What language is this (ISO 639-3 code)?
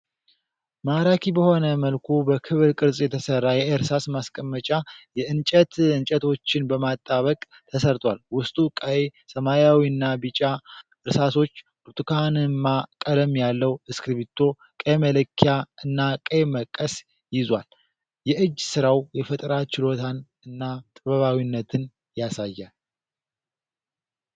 amh